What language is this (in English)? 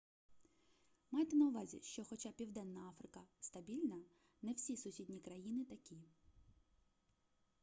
Ukrainian